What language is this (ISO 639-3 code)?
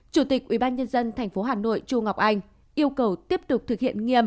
vie